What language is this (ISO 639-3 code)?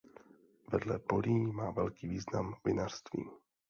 ces